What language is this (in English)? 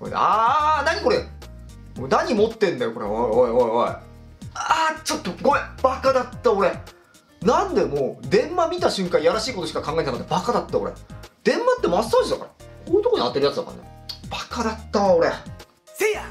Japanese